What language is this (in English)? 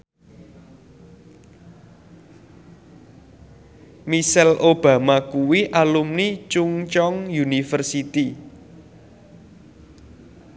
Javanese